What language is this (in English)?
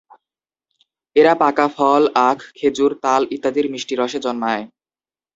Bangla